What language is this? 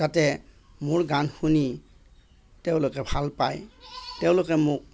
Assamese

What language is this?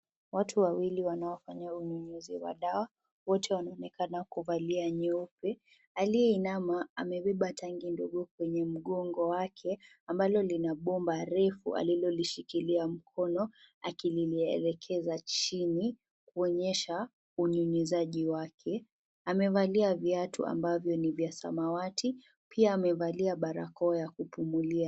Swahili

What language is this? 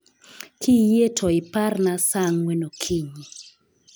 Luo (Kenya and Tanzania)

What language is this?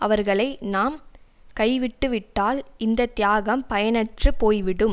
Tamil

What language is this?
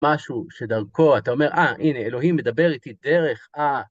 Hebrew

